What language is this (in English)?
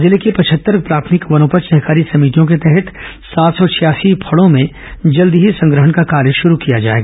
Hindi